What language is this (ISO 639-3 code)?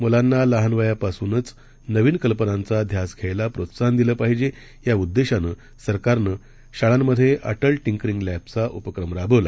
mar